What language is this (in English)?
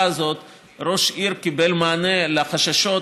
Hebrew